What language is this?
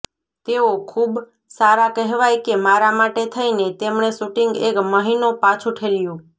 Gujarati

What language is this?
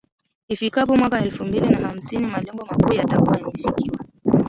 Swahili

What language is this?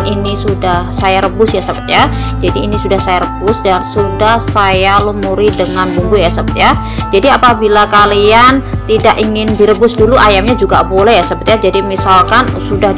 Indonesian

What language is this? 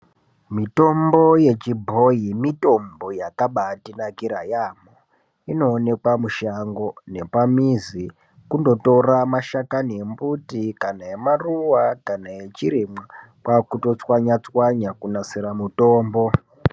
Ndau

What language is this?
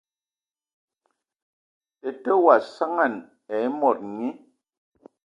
Ewondo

